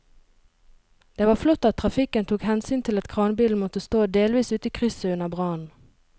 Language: Norwegian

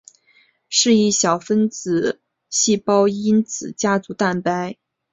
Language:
Chinese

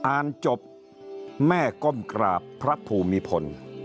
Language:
Thai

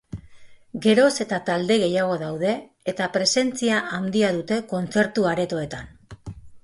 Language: Basque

